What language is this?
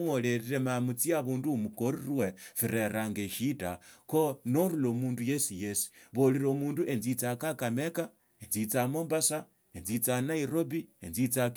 Tsotso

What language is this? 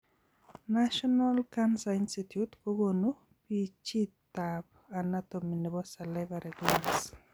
Kalenjin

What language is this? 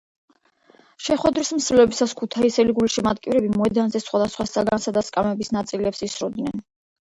Georgian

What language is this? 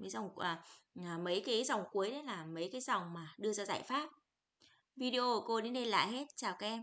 Vietnamese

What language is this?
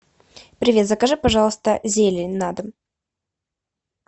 Russian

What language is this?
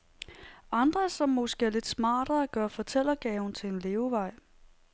Danish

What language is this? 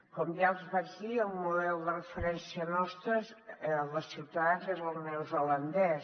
Catalan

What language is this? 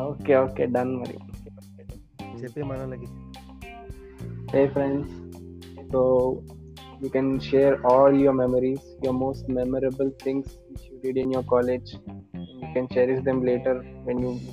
Telugu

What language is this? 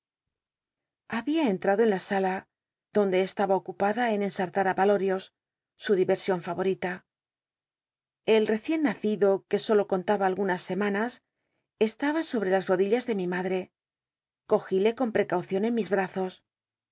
Spanish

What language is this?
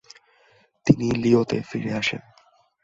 Bangla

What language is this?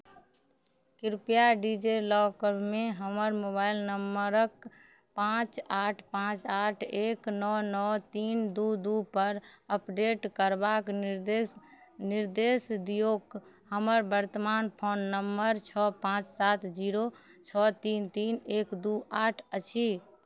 Maithili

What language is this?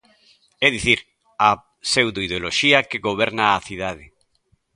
Galician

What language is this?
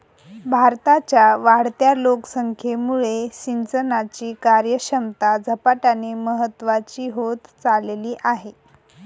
Marathi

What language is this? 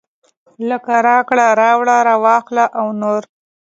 Pashto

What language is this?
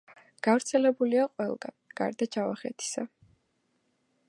Georgian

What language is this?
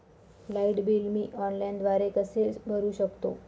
Marathi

